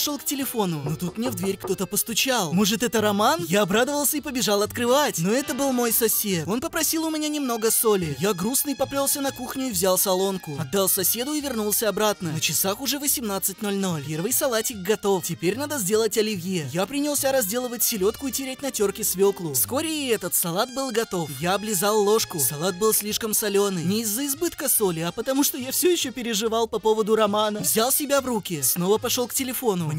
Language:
Russian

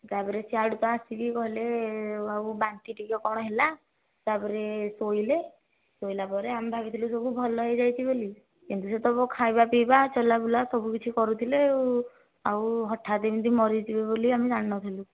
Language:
Odia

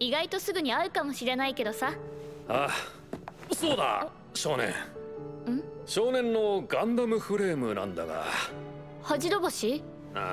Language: Japanese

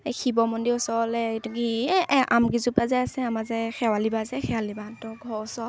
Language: Assamese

